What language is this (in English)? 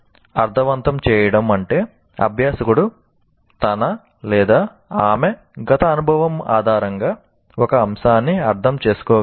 Telugu